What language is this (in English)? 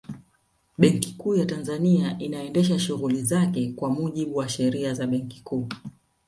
Swahili